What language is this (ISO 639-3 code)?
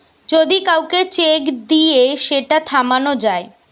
ben